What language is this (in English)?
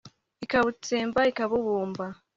Kinyarwanda